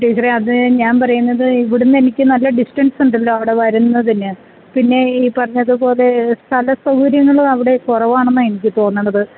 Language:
Malayalam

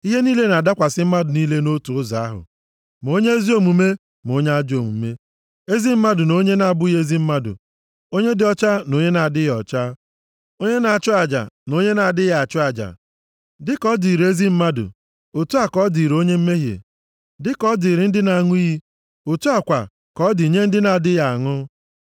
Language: Igbo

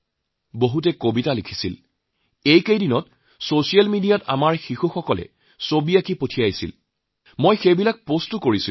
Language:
Assamese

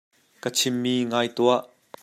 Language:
Hakha Chin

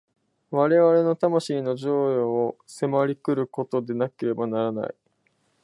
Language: Japanese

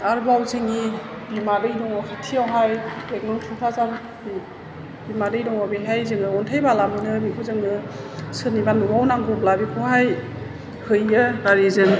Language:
Bodo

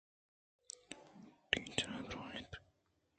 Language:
Eastern Balochi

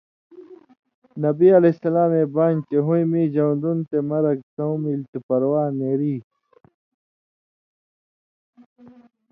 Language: Indus Kohistani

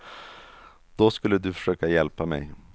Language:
Swedish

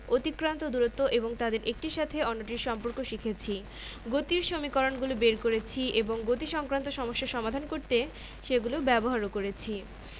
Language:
Bangla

